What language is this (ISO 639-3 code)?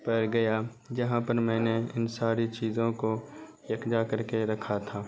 urd